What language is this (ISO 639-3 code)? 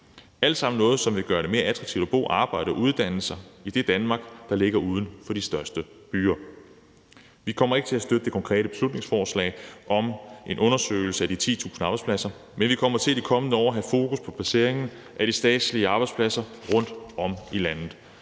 dan